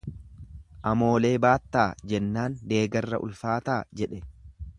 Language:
Oromo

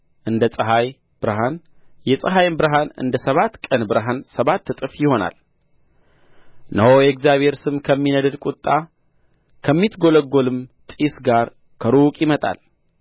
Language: Amharic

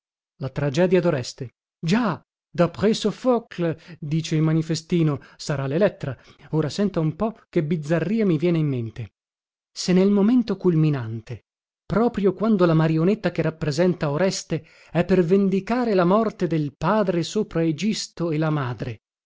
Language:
Italian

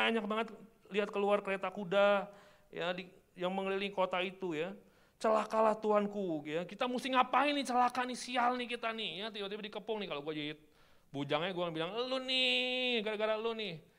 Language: Indonesian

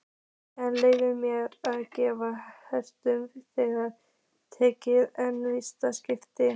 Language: Icelandic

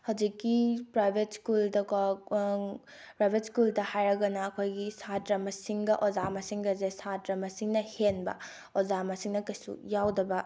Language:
Manipuri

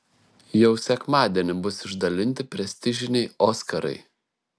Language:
Lithuanian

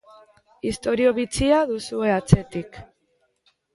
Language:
Basque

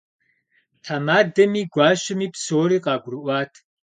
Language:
Kabardian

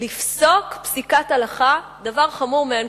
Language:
Hebrew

